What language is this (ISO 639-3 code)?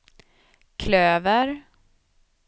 swe